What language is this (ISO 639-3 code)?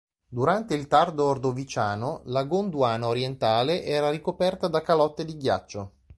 ita